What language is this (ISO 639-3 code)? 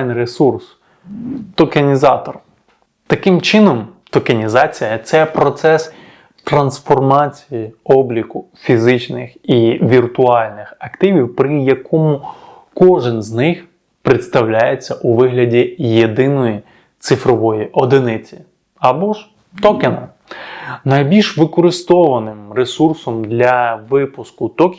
ukr